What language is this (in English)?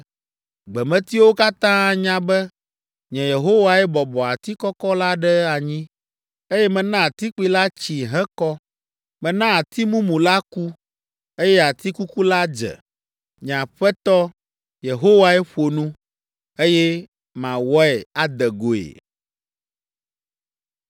Ewe